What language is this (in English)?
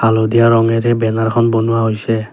Assamese